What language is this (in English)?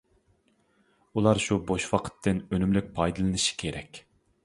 Uyghur